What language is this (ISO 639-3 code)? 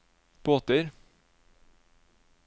nor